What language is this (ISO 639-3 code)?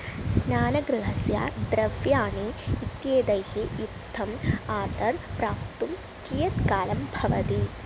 san